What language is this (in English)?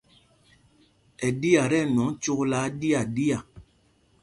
Mpumpong